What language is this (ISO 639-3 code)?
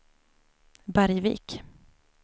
swe